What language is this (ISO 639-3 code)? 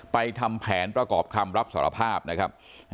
tha